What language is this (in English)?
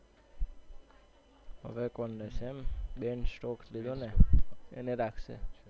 Gujarati